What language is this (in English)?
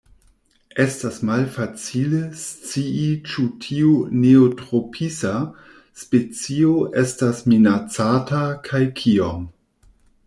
Esperanto